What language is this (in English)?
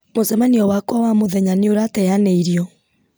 Kikuyu